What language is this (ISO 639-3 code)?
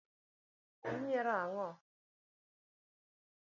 luo